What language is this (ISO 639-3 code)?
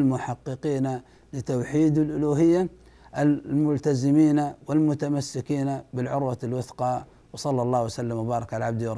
ara